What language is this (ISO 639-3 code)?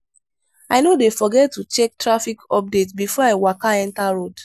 pcm